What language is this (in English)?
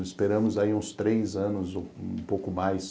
Portuguese